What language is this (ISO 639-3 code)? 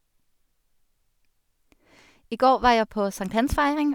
nor